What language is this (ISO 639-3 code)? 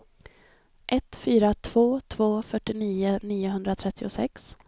swe